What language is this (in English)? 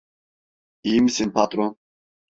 Turkish